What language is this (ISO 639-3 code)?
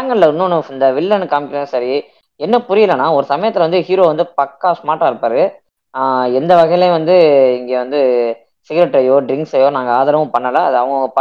tam